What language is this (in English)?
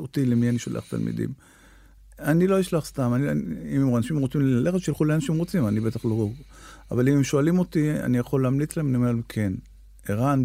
Hebrew